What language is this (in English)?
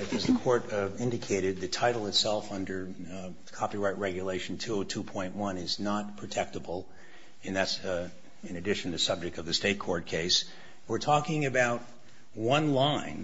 English